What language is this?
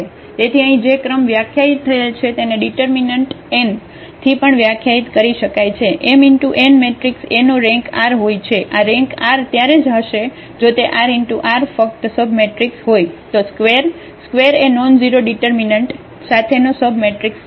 Gujarati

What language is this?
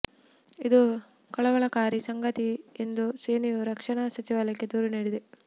Kannada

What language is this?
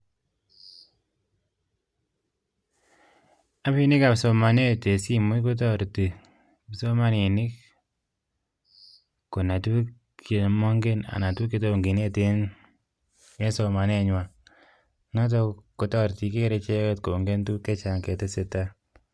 Kalenjin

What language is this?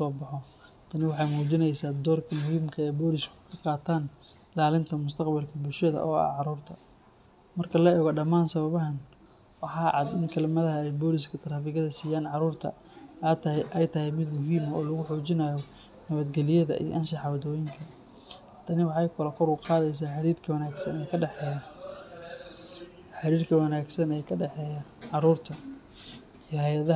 Somali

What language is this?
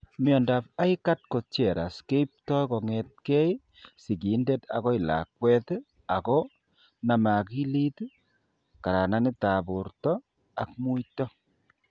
Kalenjin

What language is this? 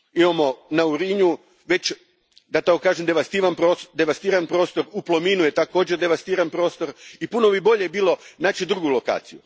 Croatian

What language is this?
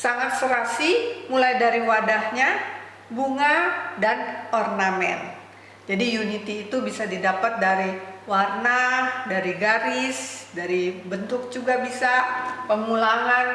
Indonesian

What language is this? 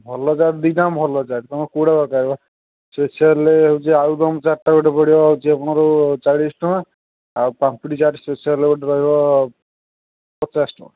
Odia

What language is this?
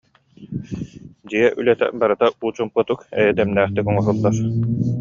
Yakut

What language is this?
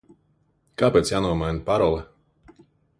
Latvian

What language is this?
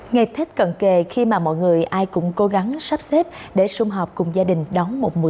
Vietnamese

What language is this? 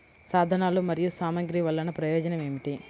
Telugu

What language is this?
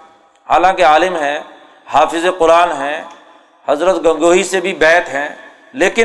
Urdu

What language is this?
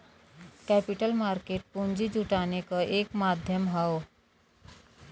Bhojpuri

